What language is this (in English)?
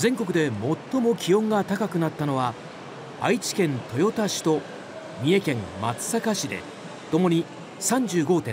Japanese